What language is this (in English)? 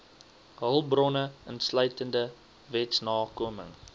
Afrikaans